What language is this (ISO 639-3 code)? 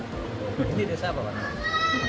ind